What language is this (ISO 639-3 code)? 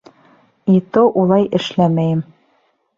bak